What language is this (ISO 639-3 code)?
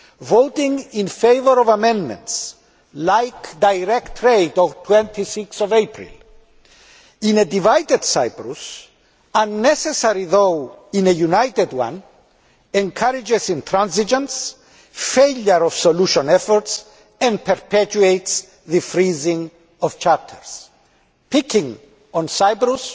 eng